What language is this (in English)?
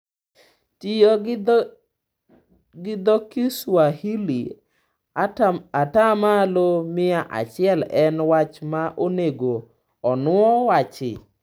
Luo (Kenya and Tanzania)